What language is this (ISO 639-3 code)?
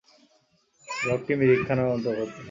ben